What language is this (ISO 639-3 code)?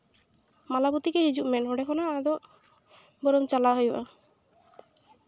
sat